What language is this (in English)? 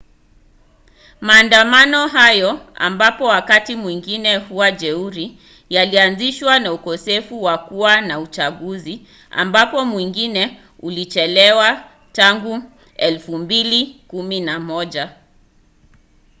Swahili